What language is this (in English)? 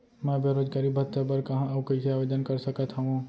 Chhattisgarhi